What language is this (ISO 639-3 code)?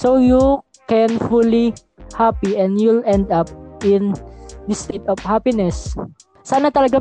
fil